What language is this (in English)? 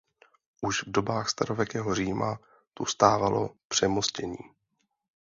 Czech